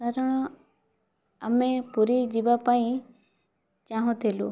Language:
Odia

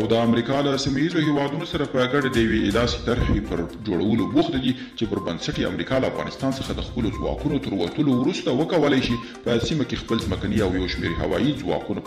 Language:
Romanian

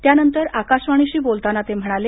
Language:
Marathi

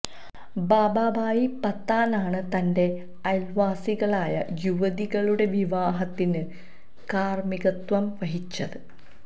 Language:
Malayalam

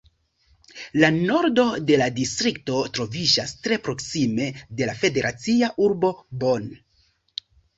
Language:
Esperanto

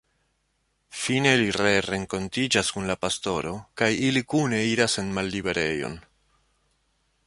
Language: Esperanto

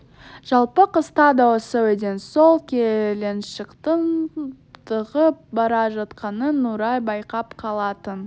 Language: Kazakh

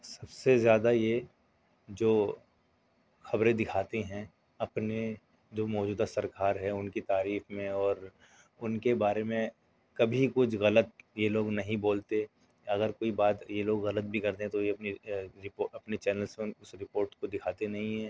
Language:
Urdu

